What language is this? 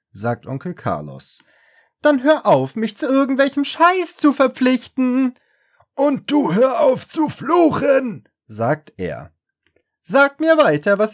German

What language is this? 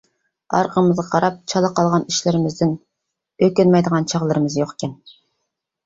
Uyghur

